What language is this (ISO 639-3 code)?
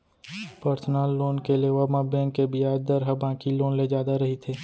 hne